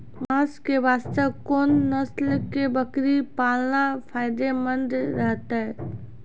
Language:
Maithili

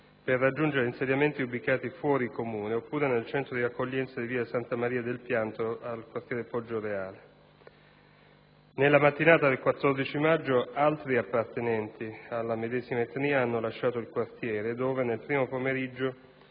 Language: Italian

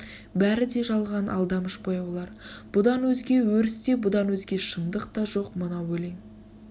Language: Kazakh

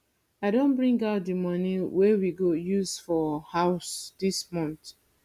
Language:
Nigerian Pidgin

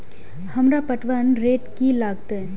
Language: Maithili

